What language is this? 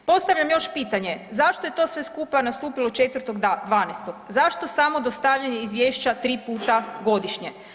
Croatian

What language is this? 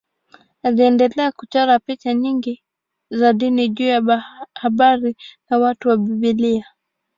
Swahili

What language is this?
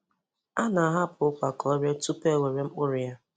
Igbo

